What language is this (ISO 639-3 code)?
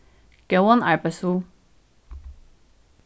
fao